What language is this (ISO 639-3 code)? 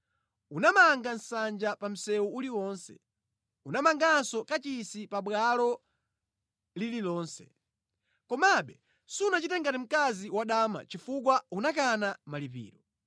nya